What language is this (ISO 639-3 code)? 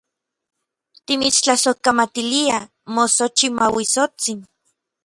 nlv